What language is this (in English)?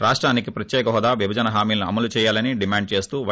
Telugu